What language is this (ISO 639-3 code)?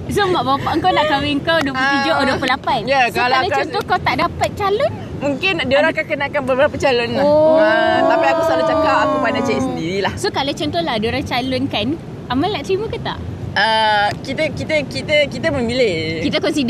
msa